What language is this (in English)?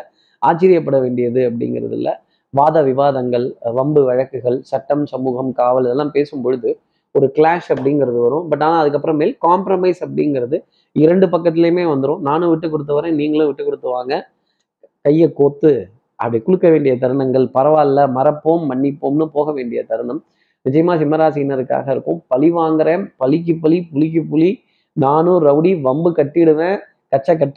Tamil